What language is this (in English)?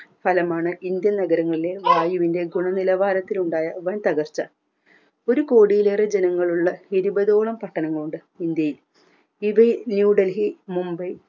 Malayalam